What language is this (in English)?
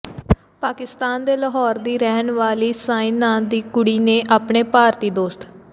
Punjabi